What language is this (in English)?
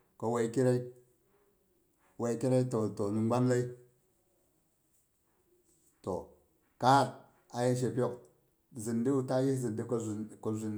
Boghom